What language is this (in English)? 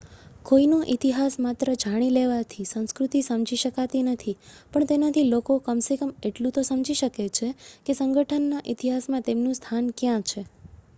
Gujarati